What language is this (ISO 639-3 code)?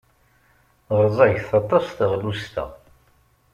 kab